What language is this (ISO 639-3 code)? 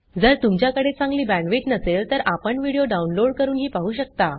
mar